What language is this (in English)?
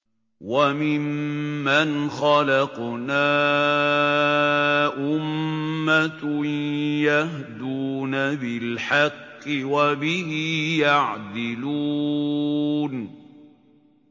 Arabic